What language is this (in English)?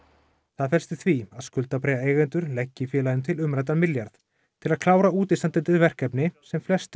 Icelandic